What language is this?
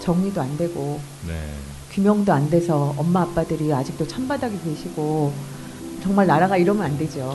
Korean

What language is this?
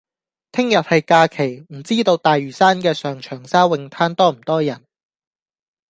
Cantonese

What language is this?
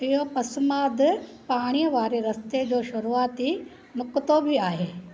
Sindhi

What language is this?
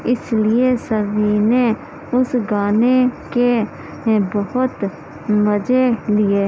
Urdu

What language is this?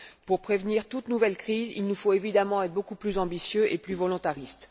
French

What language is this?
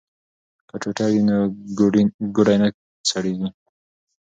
Pashto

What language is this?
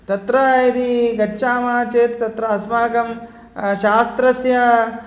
Sanskrit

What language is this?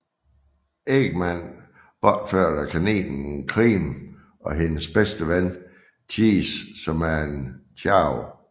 Danish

